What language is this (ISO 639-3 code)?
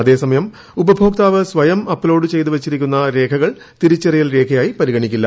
mal